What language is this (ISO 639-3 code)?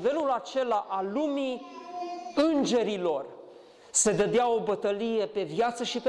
ron